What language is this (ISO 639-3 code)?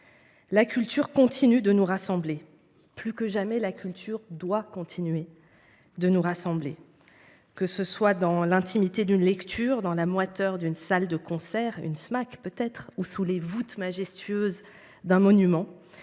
fra